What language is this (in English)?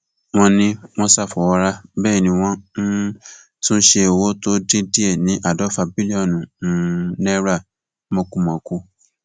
Yoruba